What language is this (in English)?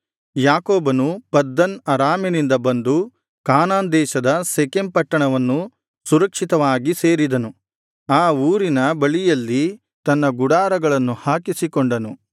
Kannada